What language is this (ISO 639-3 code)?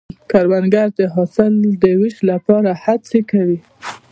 pus